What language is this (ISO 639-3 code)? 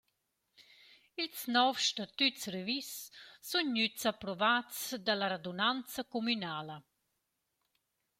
roh